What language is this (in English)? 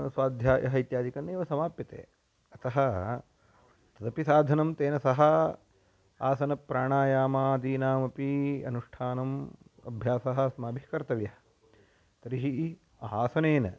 Sanskrit